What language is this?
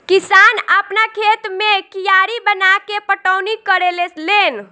Bhojpuri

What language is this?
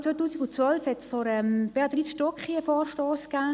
Swiss German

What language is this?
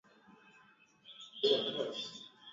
Swahili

